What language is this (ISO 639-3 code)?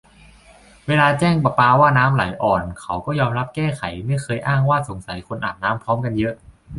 tha